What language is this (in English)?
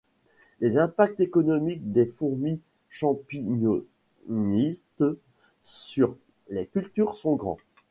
French